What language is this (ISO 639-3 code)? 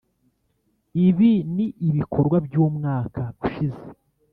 kin